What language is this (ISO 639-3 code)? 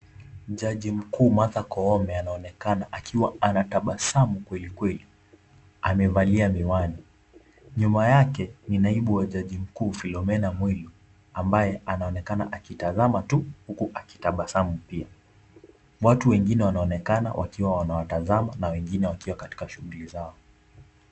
swa